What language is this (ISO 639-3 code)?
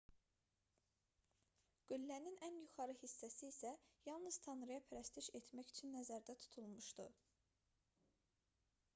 aze